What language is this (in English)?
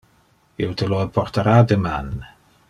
Interlingua